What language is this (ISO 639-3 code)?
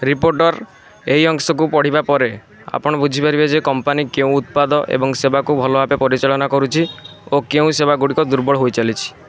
ori